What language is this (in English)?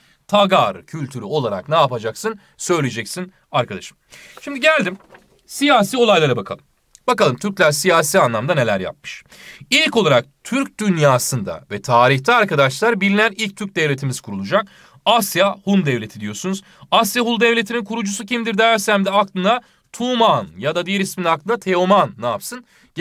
Turkish